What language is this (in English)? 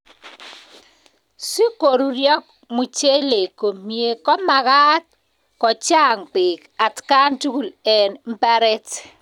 Kalenjin